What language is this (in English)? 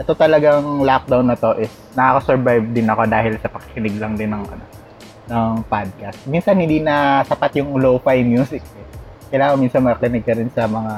Filipino